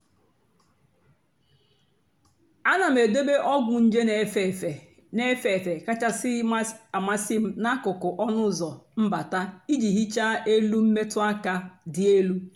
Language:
Igbo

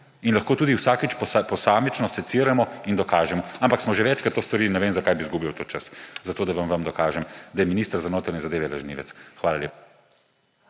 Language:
Slovenian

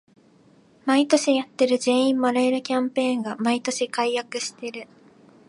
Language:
Japanese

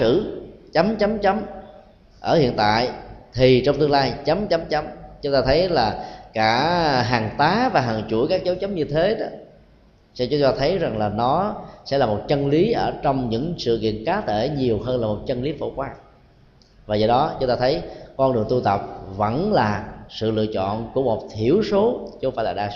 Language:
Vietnamese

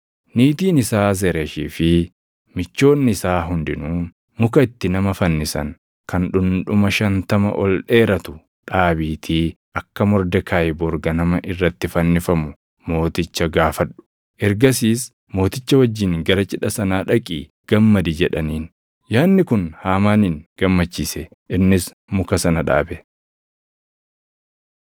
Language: Oromo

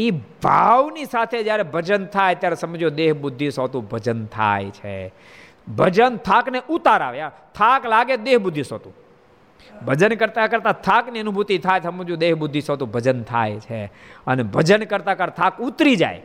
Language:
Gujarati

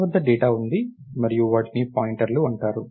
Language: Telugu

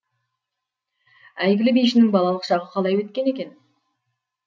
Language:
Kazakh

